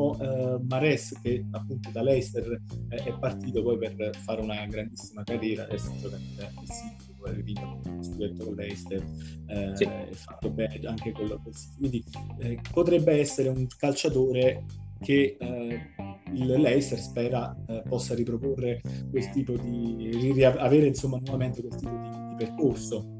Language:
Italian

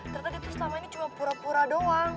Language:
Indonesian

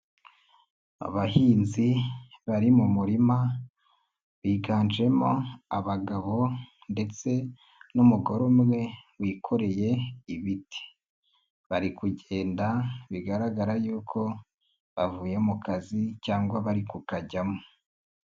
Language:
Kinyarwanda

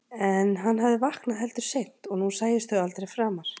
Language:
Icelandic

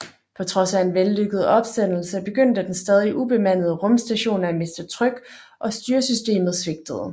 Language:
Danish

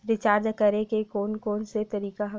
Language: Chhattisgarhi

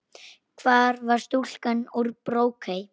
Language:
Icelandic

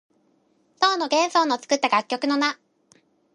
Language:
Japanese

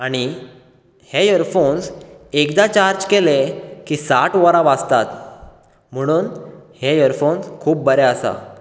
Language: Konkani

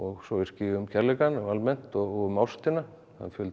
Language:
Icelandic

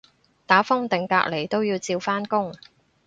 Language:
Cantonese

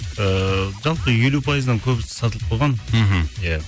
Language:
Kazakh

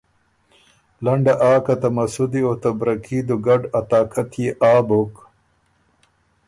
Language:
Ormuri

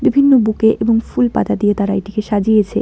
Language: Bangla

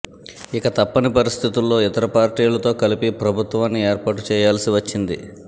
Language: Telugu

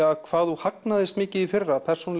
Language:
Icelandic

